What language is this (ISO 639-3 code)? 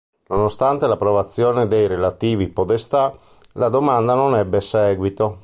ita